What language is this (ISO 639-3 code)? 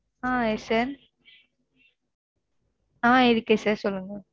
tam